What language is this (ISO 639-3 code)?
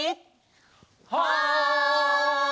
jpn